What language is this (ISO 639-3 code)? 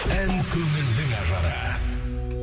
kaz